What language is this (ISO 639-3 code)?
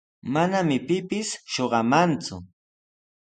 qws